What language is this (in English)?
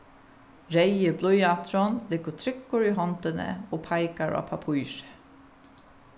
Faroese